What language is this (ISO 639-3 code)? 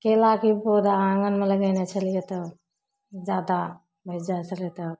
mai